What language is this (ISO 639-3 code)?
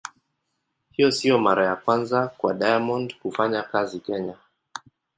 swa